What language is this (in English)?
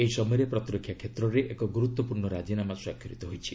Odia